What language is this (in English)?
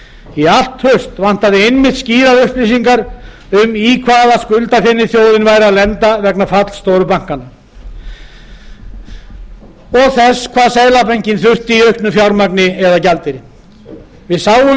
Icelandic